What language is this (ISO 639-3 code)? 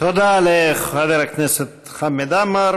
heb